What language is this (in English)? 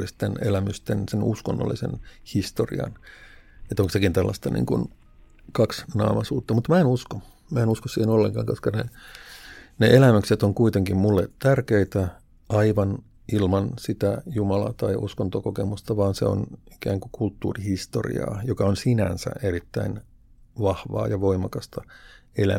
Finnish